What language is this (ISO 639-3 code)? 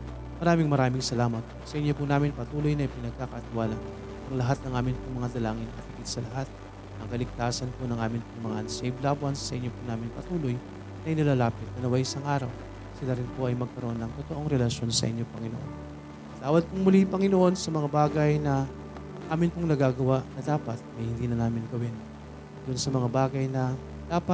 fil